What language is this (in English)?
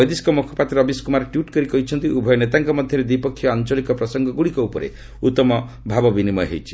Odia